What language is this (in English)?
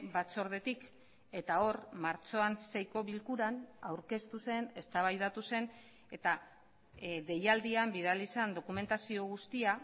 Basque